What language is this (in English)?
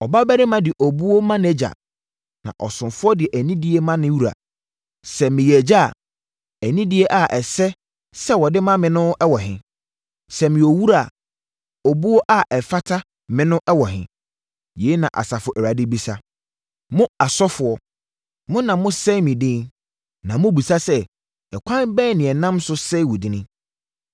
Akan